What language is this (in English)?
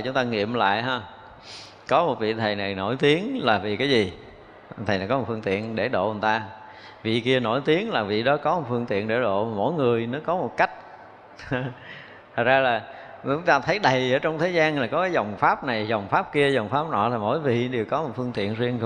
Vietnamese